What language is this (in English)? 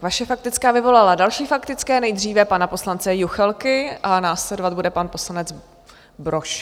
Czech